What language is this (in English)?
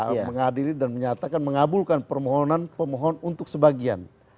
Indonesian